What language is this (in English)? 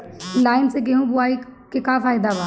Bhojpuri